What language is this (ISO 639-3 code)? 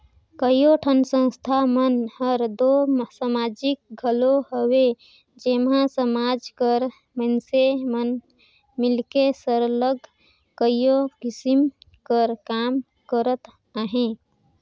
hne